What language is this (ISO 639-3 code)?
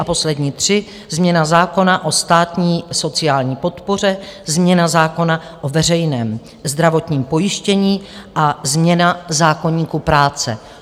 ces